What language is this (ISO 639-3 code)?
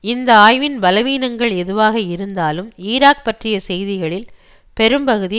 tam